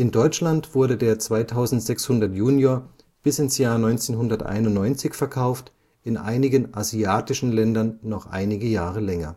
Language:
German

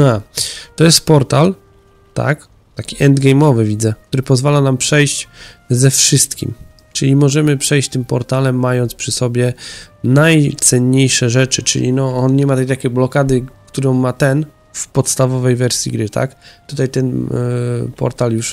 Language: Polish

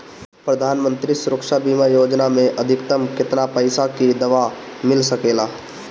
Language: Bhojpuri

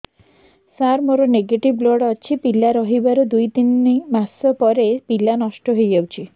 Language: Odia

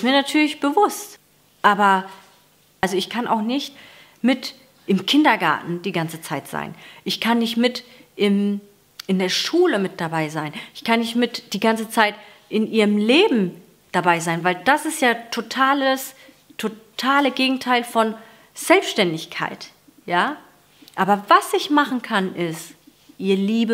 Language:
German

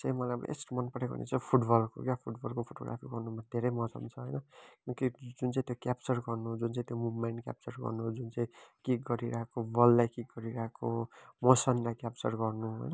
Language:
Nepali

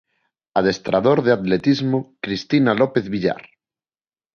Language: Galician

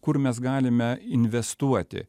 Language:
Lithuanian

